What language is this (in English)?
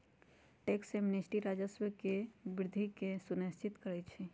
Magahi